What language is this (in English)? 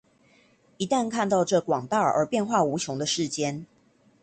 Chinese